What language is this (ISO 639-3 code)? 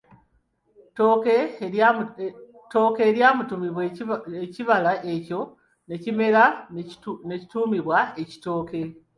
lug